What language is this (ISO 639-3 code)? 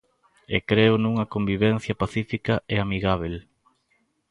glg